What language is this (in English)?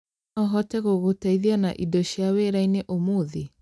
Kikuyu